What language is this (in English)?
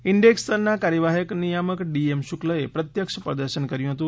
Gujarati